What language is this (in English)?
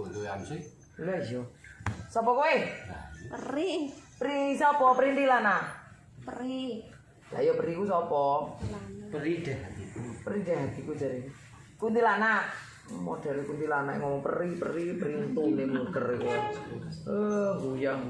Indonesian